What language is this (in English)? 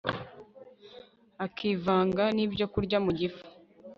Kinyarwanda